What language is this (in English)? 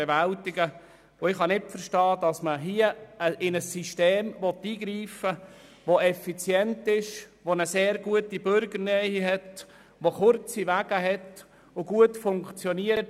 Swiss German